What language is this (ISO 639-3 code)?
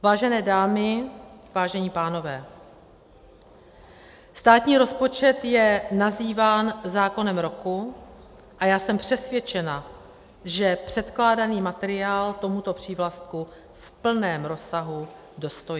ces